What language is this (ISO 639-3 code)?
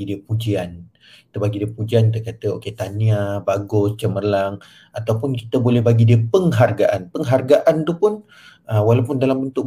msa